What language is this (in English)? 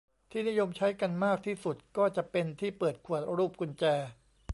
Thai